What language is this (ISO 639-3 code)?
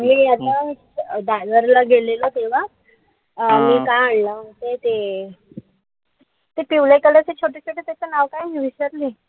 mar